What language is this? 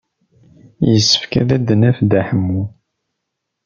Kabyle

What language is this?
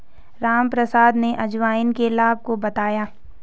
Hindi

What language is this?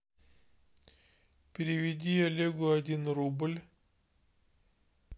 Russian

